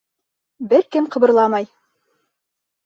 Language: Bashkir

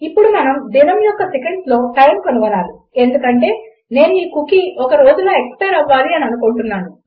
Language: Telugu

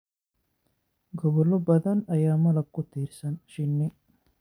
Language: Somali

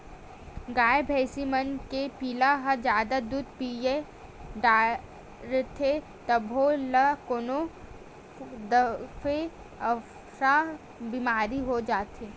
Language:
Chhattisgarhi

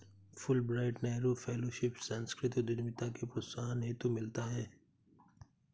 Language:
Hindi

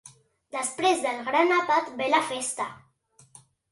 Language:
Catalan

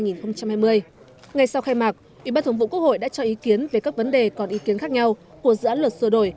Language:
Vietnamese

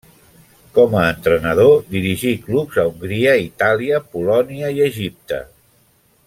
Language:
Catalan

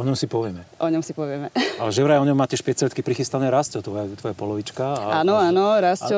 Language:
Slovak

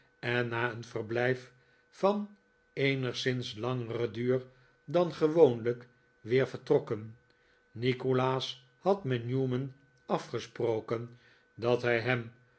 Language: Dutch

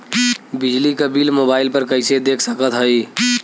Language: Bhojpuri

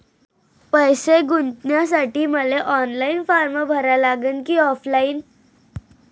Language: Marathi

